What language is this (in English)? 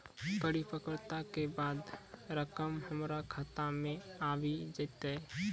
Maithili